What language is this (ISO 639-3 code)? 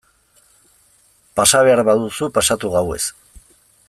eus